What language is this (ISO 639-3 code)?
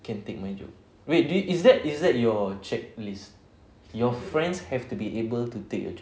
eng